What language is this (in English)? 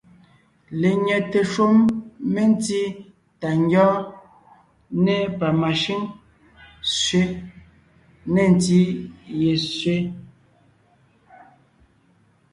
Ngiemboon